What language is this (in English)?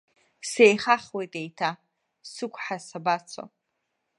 Abkhazian